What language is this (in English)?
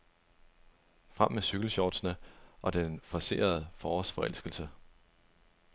Danish